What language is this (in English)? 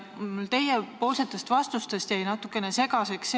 Estonian